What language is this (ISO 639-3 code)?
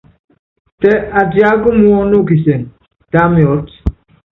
yav